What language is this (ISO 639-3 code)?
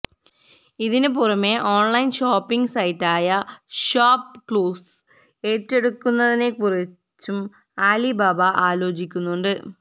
mal